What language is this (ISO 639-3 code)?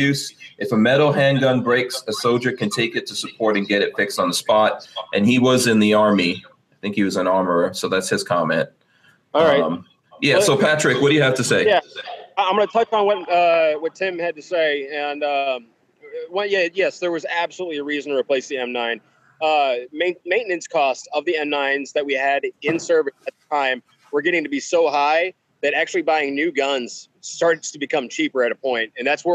eng